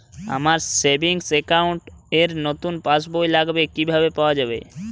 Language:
Bangla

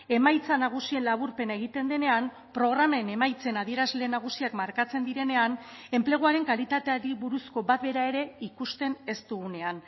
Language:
Basque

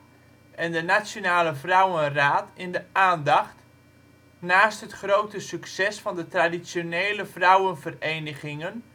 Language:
Dutch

